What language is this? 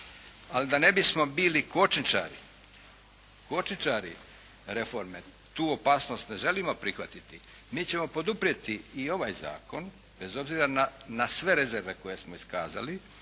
Croatian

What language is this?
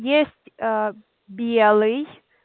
Russian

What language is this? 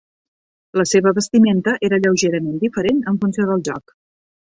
Catalan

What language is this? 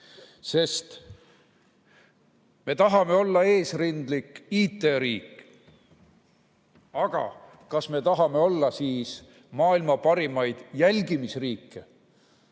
Estonian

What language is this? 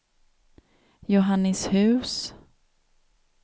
Swedish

